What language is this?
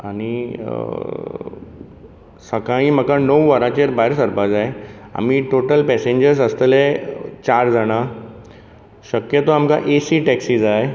Konkani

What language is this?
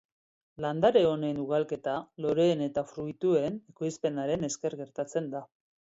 Basque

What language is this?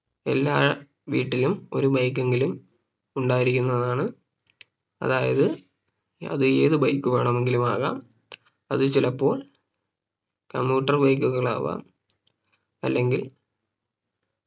Malayalam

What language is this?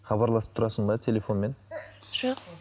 Kazakh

